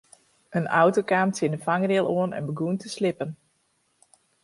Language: Western Frisian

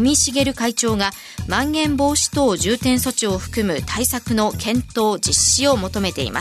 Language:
Japanese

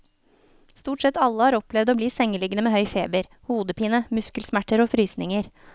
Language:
Norwegian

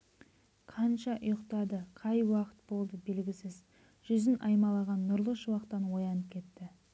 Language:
Kazakh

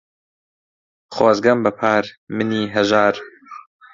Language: Central Kurdish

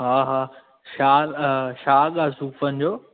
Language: Sindhi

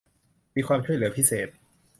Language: Thai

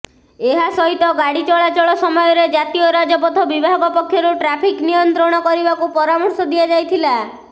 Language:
Odia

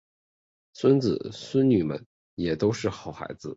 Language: Chinese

